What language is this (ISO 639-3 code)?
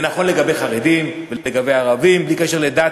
heb